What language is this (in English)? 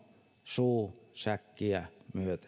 Finnish